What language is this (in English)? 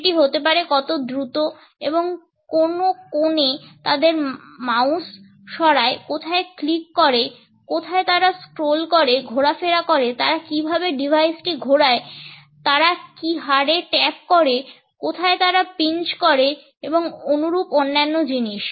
Bangla